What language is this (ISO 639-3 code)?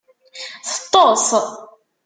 kab